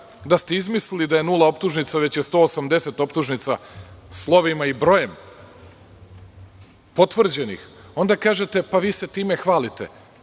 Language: Serbian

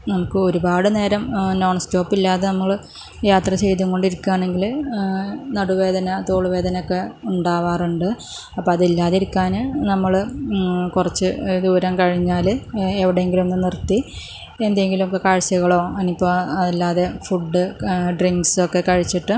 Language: Malayalam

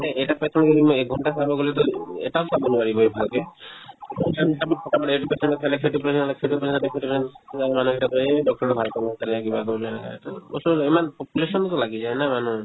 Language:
Assamese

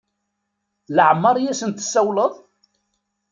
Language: Kabyle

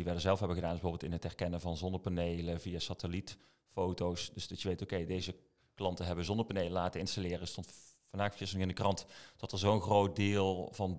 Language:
Dutch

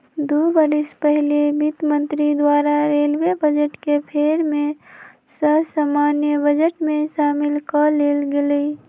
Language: Magahi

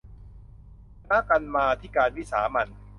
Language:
Thai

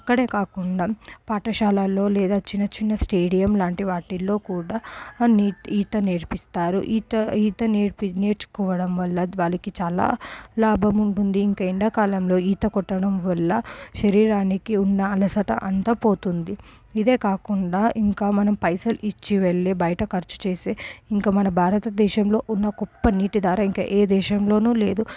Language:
Telugu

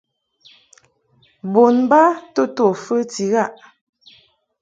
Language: Mungaka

